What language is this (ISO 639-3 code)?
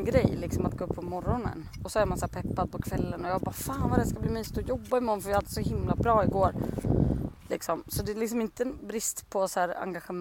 swe